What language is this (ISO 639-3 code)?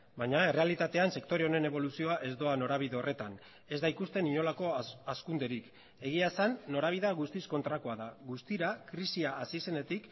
eus